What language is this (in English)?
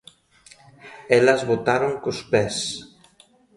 Galician